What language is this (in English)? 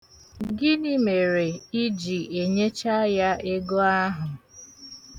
Igbo